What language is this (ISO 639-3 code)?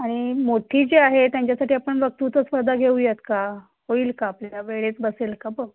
mar